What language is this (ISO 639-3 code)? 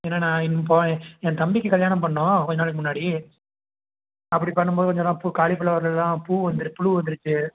tam